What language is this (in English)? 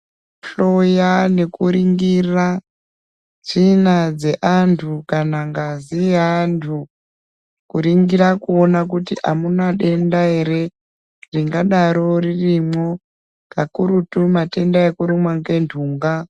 Ndau